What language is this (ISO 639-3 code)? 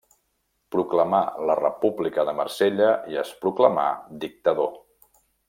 cat